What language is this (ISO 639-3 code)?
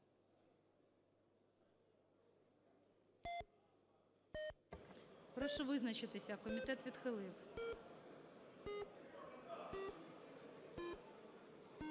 ukr